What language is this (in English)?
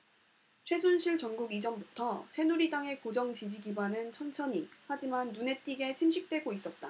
Korean